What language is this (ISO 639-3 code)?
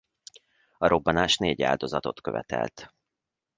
hun